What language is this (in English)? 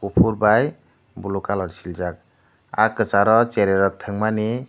Kok Borok